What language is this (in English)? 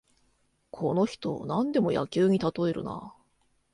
Japanese